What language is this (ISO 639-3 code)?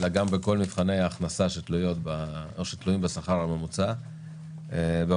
heb